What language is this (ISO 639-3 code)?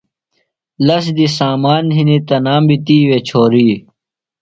phl